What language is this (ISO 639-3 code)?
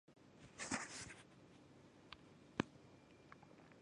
zho